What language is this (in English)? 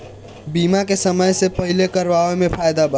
Bhojpuri